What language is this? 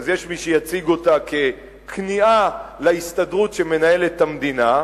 Hebrew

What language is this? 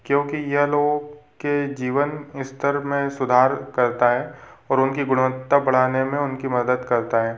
Hindi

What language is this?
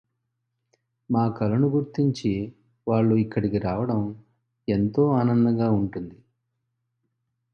Telugu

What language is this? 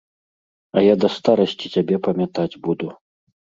Belarusian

